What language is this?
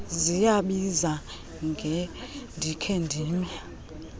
Xhosa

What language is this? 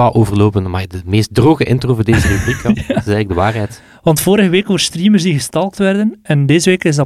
Dutch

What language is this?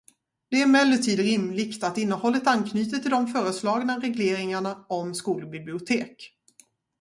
Swedish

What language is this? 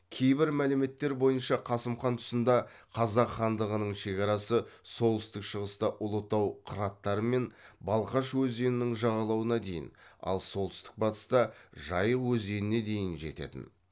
Kazakh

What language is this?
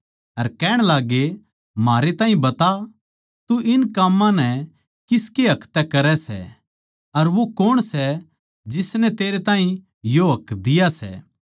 Haryanvi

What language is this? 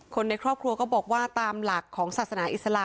Thai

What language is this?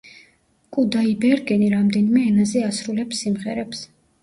Georgian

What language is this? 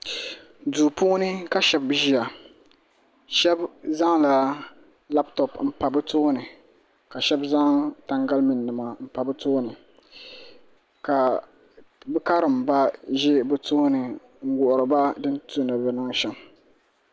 Dagbani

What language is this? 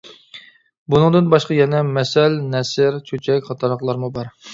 Uyghur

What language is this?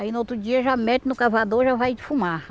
Portuguese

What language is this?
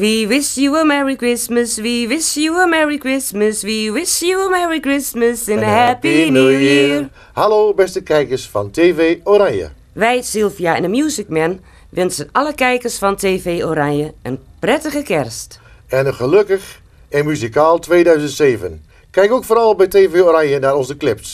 Dutch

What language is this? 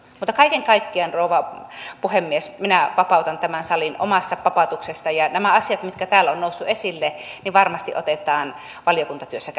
Finnish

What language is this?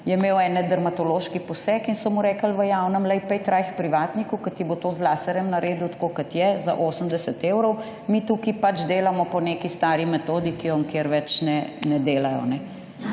Slovenian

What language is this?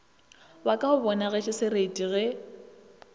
Northern Sotho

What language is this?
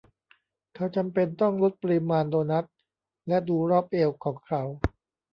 Thai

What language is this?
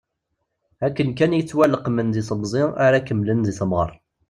Kabyle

